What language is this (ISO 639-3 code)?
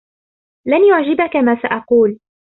ara